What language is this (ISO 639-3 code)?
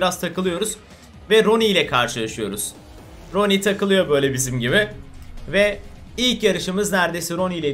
tur